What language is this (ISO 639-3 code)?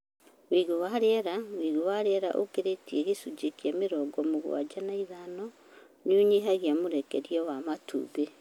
kik